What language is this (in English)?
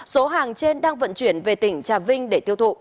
Vietnamese